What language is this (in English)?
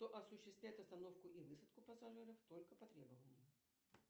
Russian